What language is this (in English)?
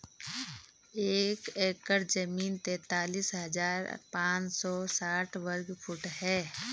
Hindi